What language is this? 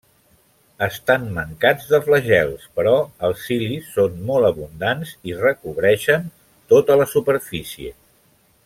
Catalan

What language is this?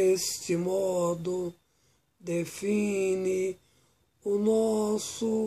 Portuguese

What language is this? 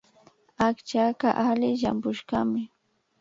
Imbabura Highland Quichua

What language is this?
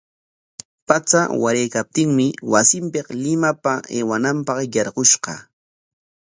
Corongo Ancash Quechua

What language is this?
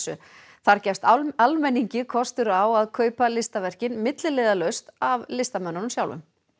Icelandic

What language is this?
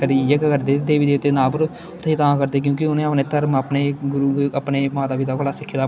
Dogri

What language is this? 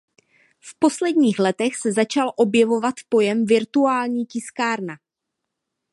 Czech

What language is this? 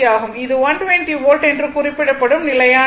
Tamil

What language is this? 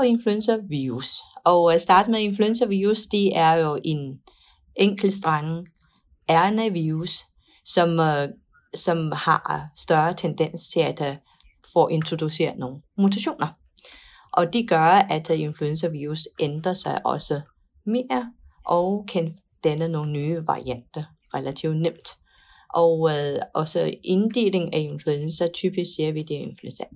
Danish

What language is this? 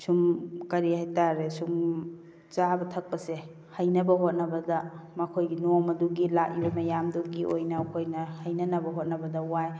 Manipuri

